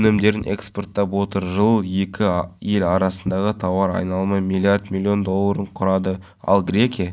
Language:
Kazakh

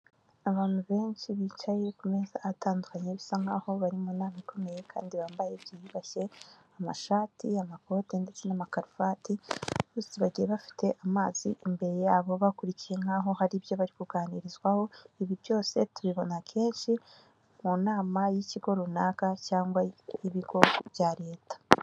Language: Kinyarwanda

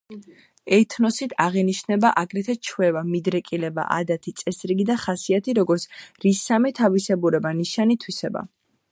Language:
Georgian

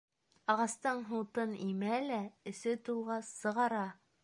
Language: Bashkir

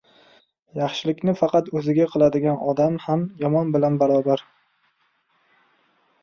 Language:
Uzbek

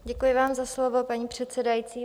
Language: Czech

